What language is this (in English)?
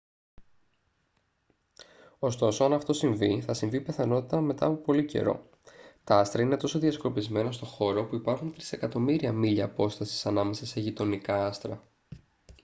Greek